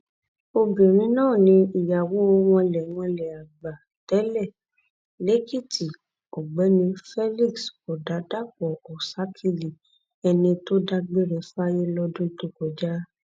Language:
Yoruba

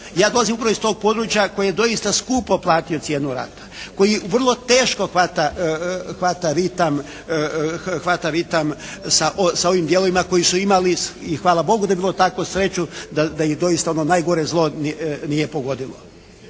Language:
Croatian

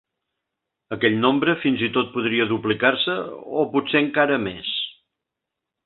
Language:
Catalan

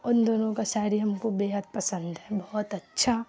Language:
Urdu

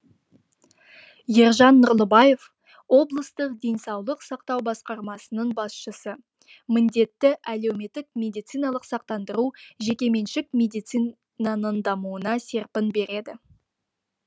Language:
Kazakh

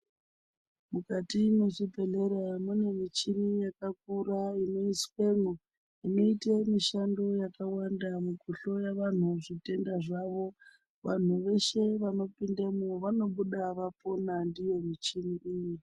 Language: Ndau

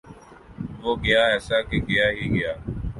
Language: Urdu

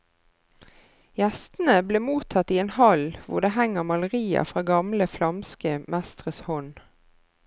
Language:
Norwegian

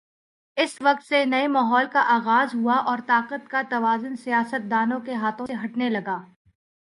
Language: Urdu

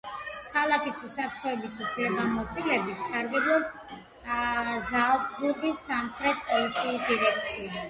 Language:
Georgian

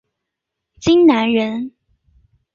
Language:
Chinese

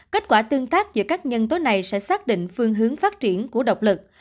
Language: Vietnamese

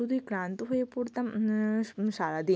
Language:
Bangla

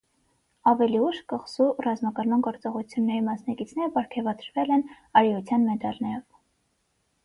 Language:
Armenian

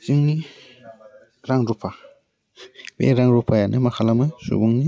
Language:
Bodo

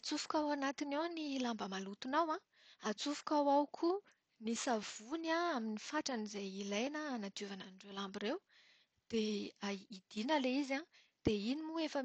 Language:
Malagasy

